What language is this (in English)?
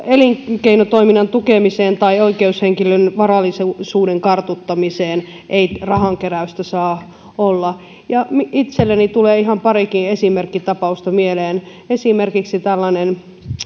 Finnish